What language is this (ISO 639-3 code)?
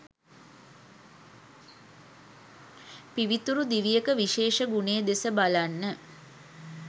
sin